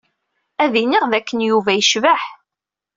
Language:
Kabyle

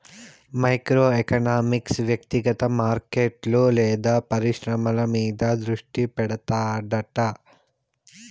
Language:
Telugu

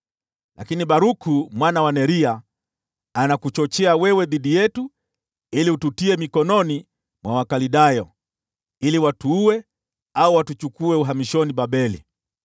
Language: Swahili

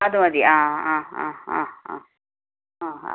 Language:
Malayalam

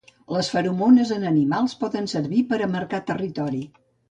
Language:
Catalan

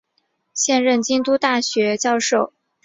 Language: Chinese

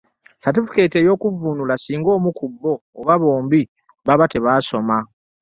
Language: Ganda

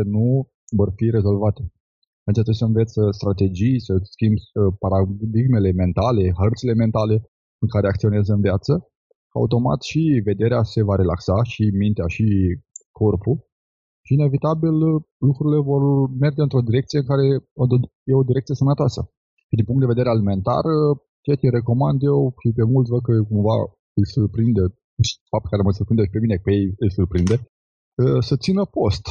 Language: Romanian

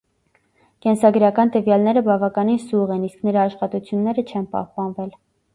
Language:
Armenian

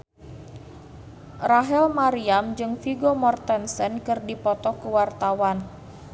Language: Sundanese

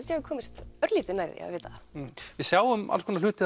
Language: Icelandic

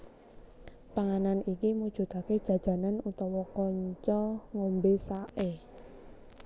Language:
Javanese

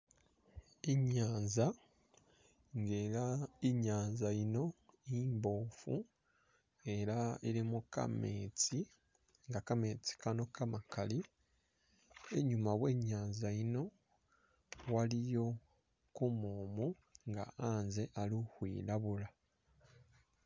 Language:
Masaaba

